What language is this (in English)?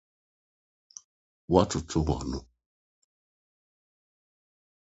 Akan